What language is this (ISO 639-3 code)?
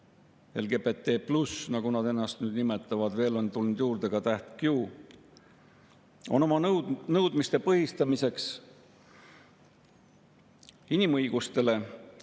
est